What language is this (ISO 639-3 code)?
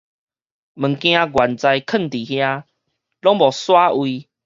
nan